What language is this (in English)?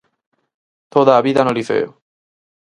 Galician